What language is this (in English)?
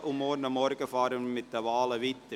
Swiss German